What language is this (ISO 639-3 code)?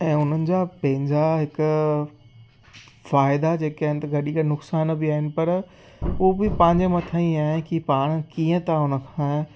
snd